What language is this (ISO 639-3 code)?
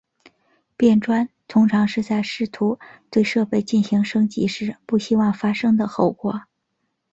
zho